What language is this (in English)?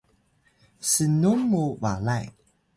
Atayal